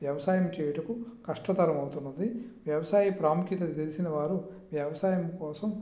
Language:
Telugu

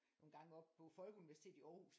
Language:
Danish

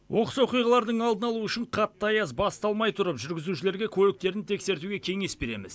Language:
Kazakh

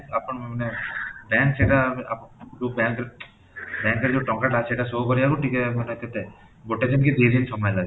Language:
Odia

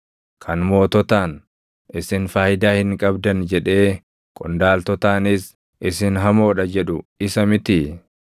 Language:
Oromo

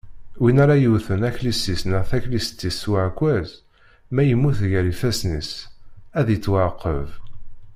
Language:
Kabyle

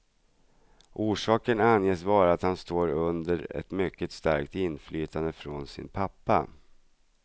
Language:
Swedish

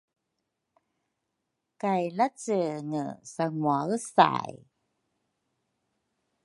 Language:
Rukai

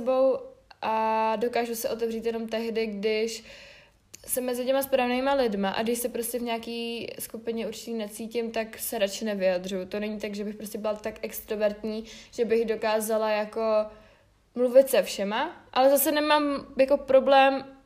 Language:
Czech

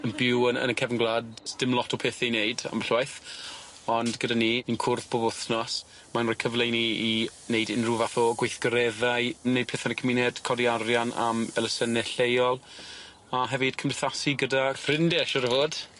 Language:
Welsh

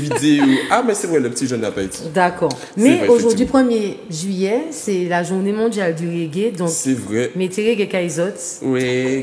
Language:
French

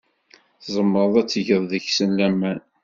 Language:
Kabyle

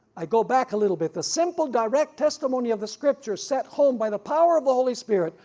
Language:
English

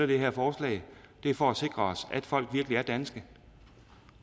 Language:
Danish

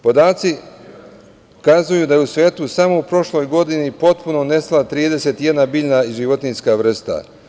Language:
Serbian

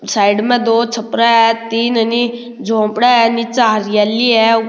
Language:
Rajasthani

